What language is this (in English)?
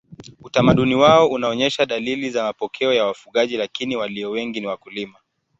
Swahili